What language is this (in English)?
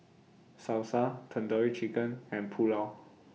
English